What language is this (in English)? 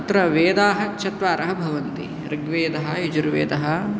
Sanskrit